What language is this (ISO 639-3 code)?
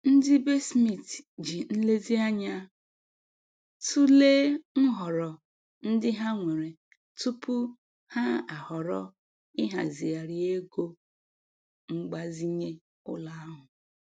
ibo